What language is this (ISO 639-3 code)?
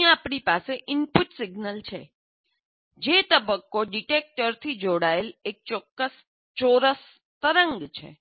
guj